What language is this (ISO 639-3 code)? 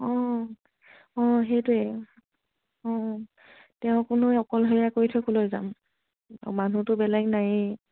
asm